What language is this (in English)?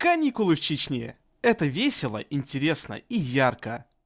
Russian